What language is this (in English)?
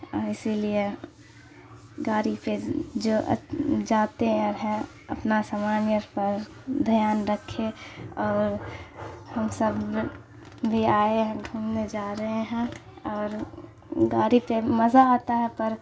Urdu